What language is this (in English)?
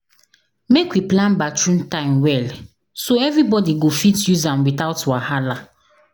Nigerian Pidgin